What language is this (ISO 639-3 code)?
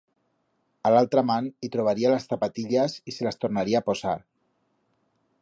arg